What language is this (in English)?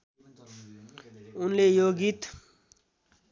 Nepali